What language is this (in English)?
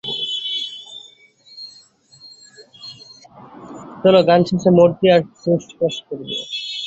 Bangla